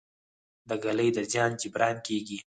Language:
Pashto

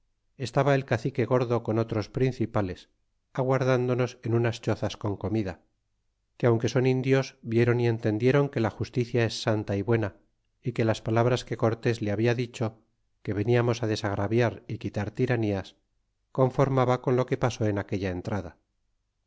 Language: Spanish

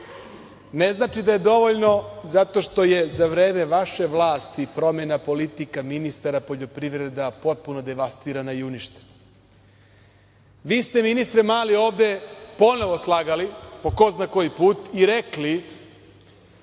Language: Serbian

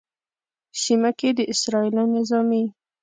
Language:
Pashto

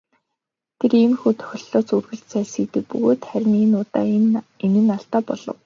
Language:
Mongolian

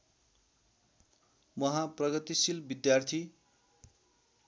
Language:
Nepali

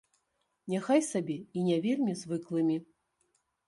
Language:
Belarusian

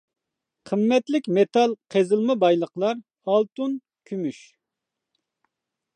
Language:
Uyghur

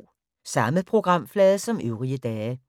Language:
Danish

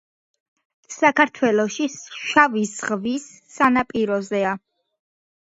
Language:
Georgian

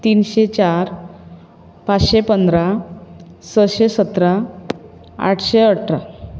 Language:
Konkani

